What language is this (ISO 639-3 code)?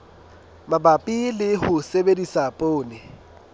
sot